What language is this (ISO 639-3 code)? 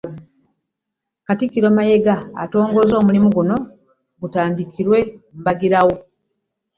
lug